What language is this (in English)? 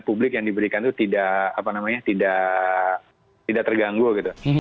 Indonesian